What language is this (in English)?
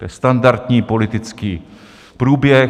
Czech